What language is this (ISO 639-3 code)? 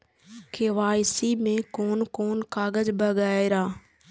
mai